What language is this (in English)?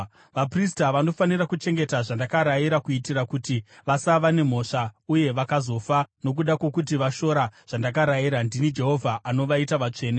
Shona